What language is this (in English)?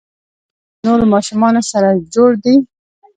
Pashto